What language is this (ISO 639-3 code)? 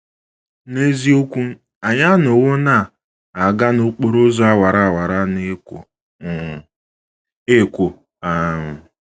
ibo